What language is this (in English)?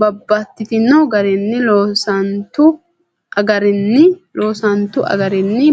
Sidamo